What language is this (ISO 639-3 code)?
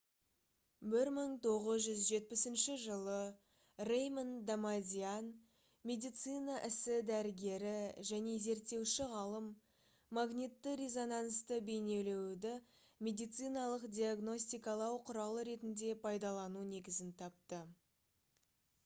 kaz